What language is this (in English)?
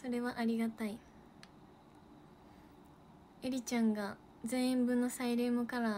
Japanese